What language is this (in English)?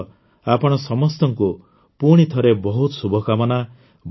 Odia